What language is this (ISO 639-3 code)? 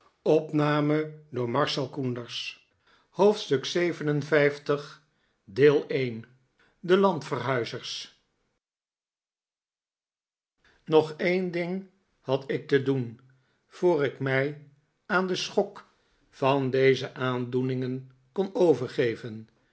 nld